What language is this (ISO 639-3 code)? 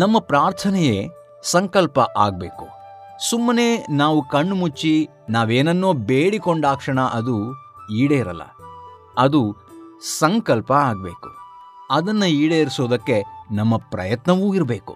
kan